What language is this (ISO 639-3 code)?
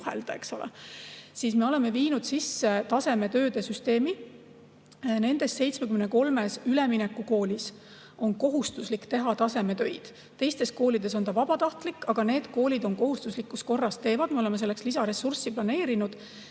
est